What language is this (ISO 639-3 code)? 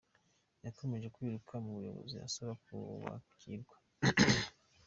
kin